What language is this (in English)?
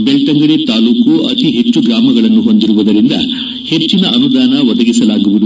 Kannada